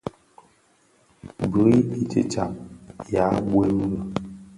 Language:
Bafia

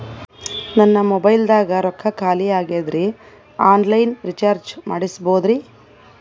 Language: Kannada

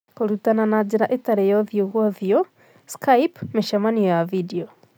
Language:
Kikuyu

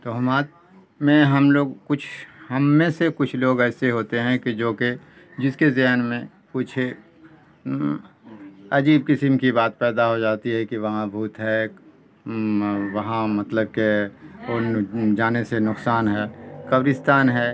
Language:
Urdu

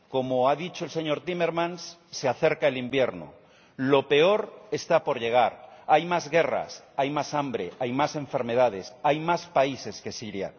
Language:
Spanish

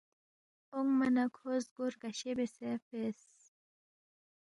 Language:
Balti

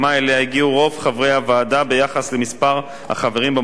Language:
Hebrew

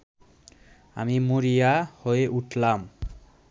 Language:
Bangla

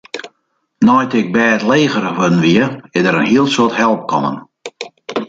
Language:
Western Frisian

